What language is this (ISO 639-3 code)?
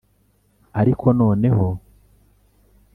kin